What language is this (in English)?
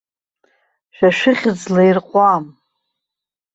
Abkhazian